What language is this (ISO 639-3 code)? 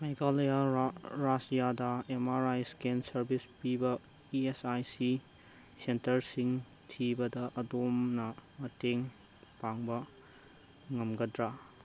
mni